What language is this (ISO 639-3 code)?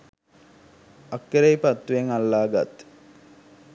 sin